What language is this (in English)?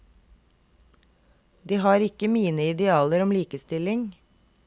Norwegian